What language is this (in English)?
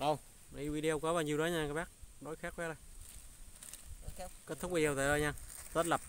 Vietnamese